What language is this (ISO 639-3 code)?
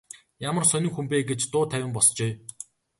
mon